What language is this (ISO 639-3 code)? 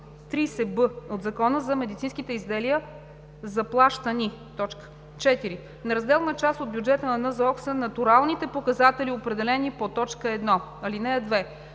bul